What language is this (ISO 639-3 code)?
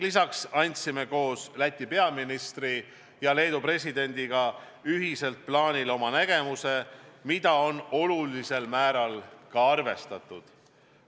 est